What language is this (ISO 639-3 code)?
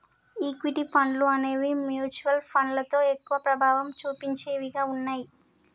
tel